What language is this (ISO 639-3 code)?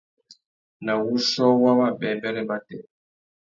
bag